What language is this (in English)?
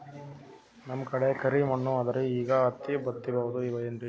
Kannada